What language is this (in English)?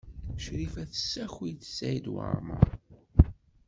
Kabyle